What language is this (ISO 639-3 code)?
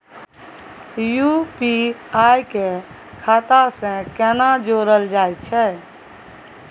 mai